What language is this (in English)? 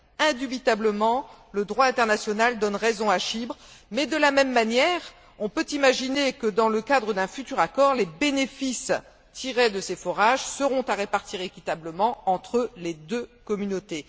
French